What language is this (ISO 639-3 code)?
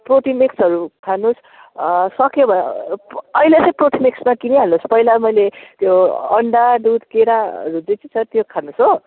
nep